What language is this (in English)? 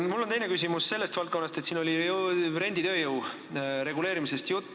Estonian